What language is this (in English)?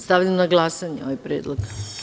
Serbian